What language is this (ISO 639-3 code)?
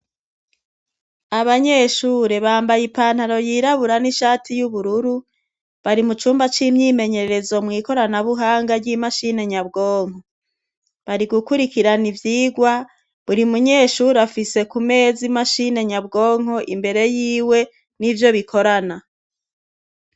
run